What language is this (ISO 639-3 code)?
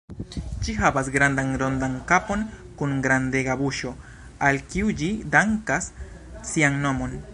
epo